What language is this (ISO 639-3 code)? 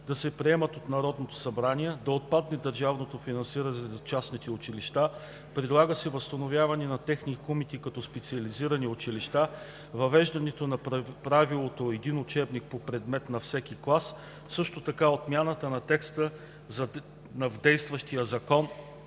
bul